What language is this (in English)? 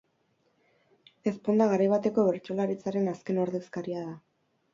Basque